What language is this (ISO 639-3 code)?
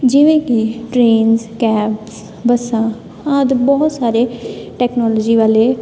pan